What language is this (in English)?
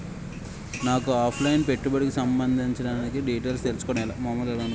Telugu